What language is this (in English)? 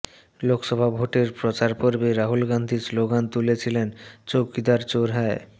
Bangla